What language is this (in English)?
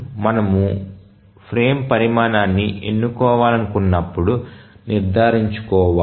Telugu